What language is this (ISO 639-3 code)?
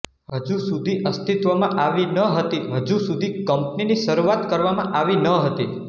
guj